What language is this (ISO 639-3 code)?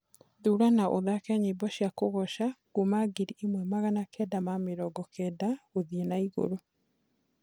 kik